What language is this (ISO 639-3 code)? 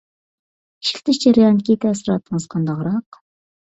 uig